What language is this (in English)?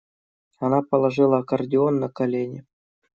Russian